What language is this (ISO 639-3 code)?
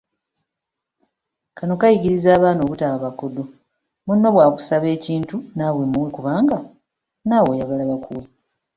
lug